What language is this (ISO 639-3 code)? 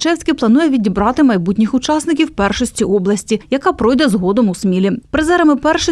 ukr